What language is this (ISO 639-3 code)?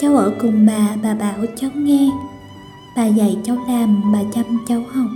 vie